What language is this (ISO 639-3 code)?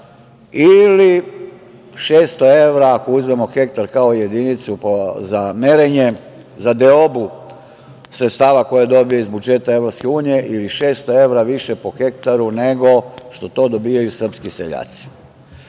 srp